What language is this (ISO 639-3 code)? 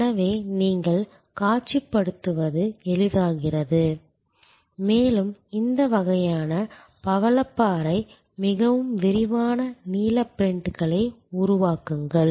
tam